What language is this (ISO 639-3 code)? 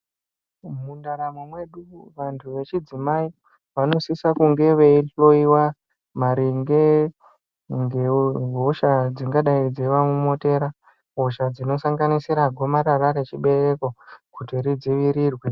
ndc